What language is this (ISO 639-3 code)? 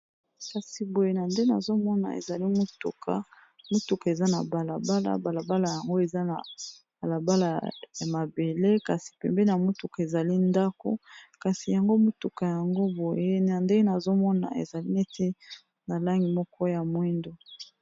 lin